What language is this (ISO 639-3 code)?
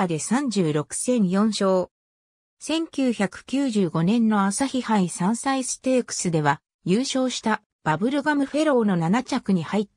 jpn